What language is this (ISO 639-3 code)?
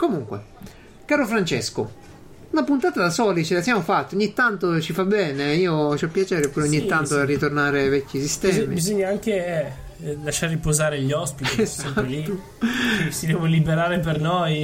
ita